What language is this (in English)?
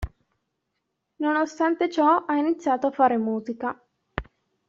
Italian